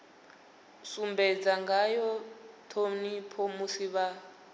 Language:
Venda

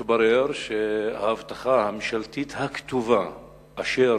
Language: Hebrew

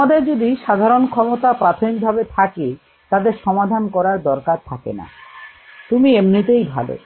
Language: Bangla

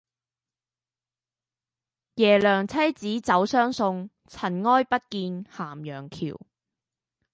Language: Cantonese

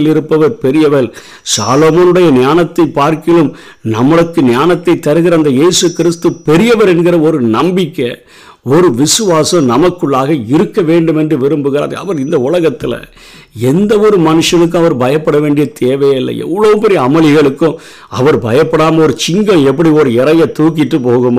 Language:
Tamil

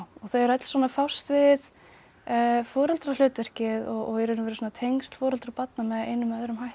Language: Icelandic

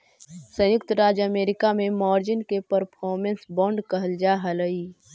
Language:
Magahi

